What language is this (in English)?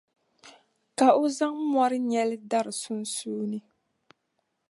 Dagbani